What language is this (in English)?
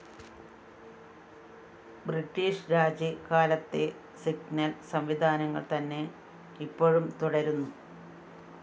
Malayalam